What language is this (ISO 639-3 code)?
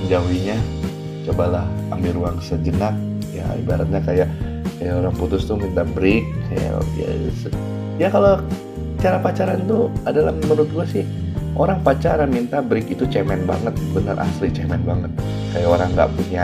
ind